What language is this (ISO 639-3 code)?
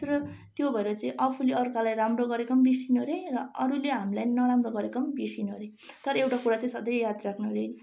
nep